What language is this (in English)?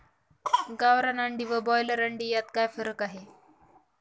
Marathi